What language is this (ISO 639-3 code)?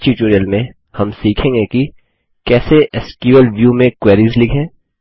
hin